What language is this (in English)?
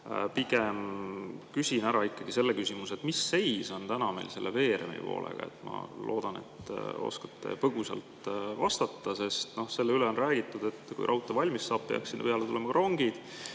Estonian